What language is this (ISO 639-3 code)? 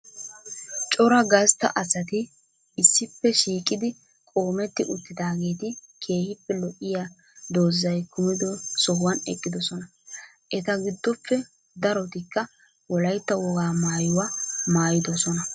wal